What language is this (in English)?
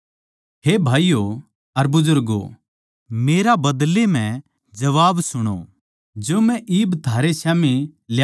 Haryanvi